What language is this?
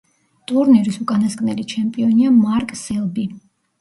Georgian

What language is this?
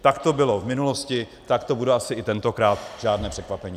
Czech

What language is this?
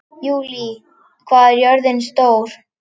Icelandic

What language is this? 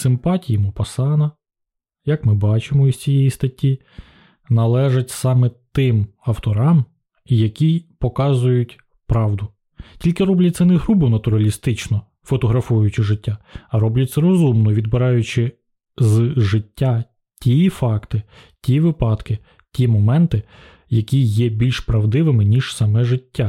Ukrainian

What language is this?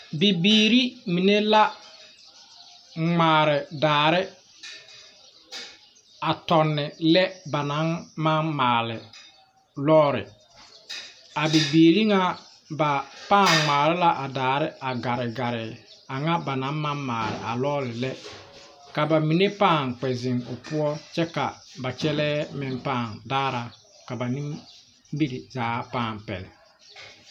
Southern Dagaare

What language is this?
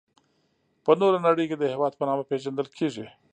Pashto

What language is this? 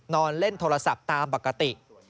Thai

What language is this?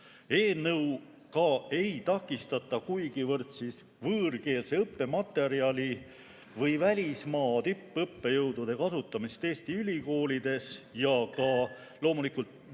Estonian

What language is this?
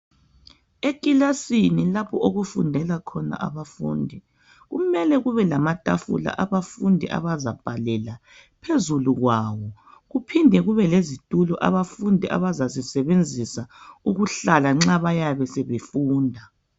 North Ndebele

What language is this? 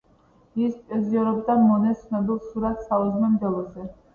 Georgian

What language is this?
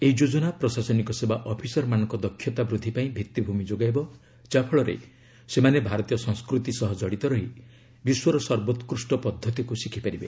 Odia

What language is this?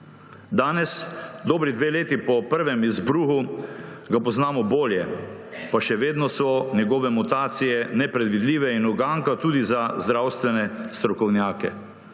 Slovenian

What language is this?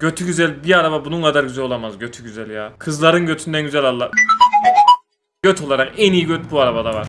Turkish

